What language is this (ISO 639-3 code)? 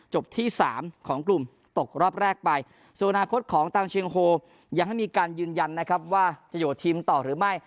tha